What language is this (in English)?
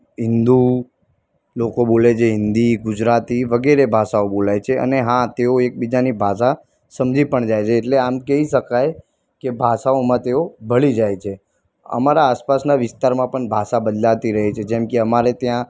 Gujarati